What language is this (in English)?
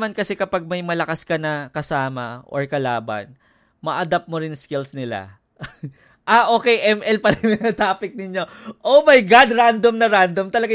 Filipino